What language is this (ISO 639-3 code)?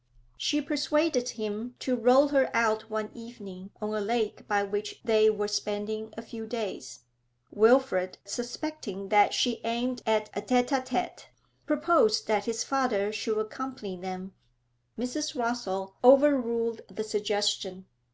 eng